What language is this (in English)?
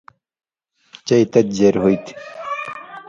Indus Kohistani